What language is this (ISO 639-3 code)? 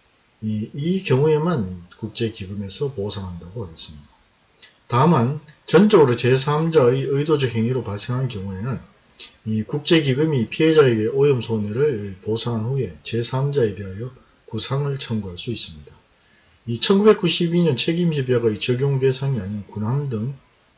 kor